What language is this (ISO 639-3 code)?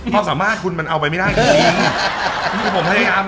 tha